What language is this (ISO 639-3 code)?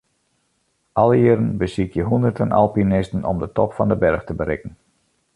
fry